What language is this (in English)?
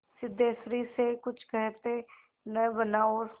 Hindi